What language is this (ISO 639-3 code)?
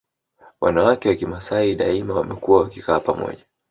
swa